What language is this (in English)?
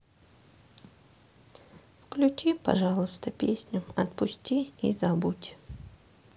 Russian